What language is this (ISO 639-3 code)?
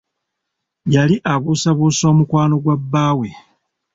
lug